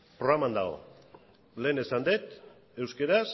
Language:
Basque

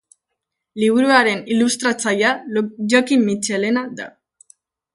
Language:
Basque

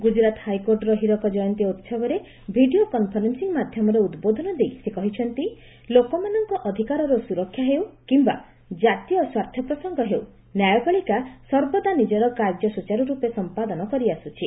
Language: Odia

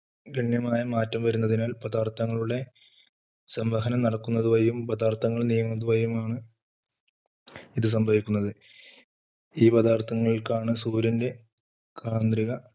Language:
Malayalam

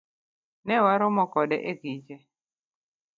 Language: Luo (Kenya and Tanzania)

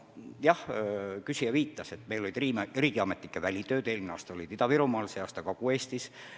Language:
Estonian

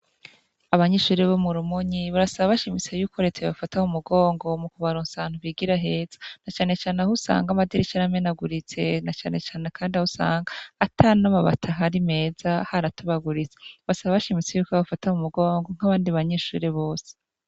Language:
Rundi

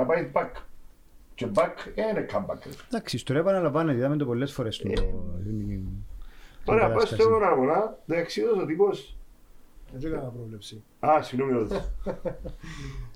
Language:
Greek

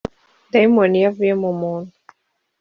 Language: Kinyarwanda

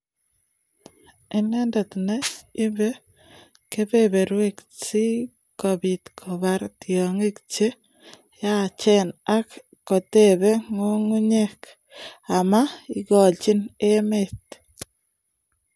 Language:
Kalenjin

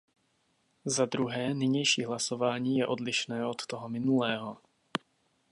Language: Czech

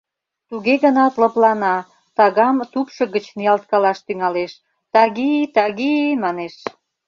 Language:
Mari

